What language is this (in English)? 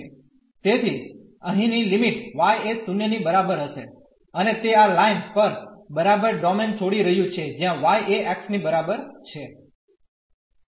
Gujarati